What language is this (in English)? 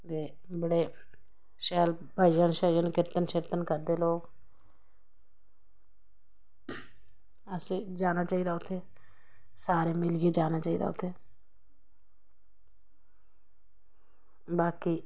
Dogri